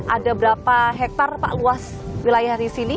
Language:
Indonesian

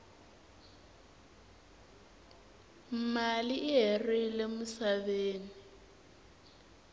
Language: Tsonga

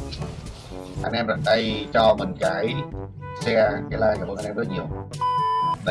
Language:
Vietnamese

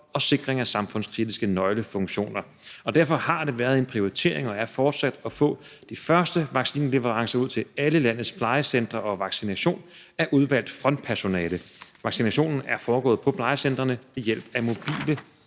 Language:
Danish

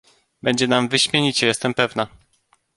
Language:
Polish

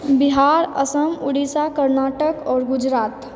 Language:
Maithili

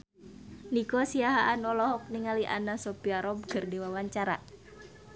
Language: Sundanese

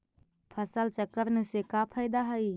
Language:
Magahi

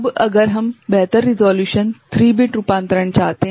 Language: Hindi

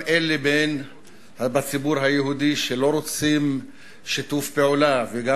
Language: Hebrew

